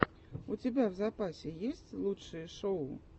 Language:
Russian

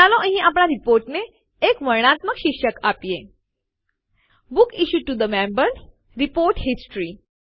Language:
Gujarati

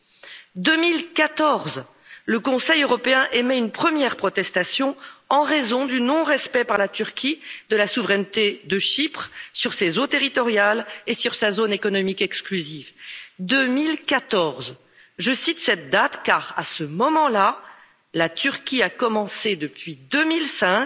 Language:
French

